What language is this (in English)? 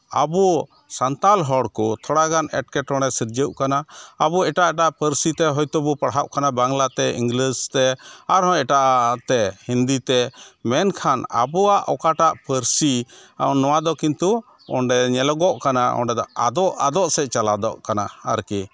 Santali